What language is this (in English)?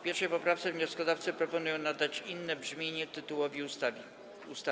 Polish